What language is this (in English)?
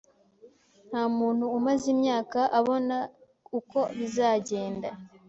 Kinyarwanda